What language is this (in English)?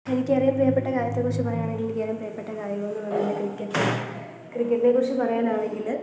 Malayalam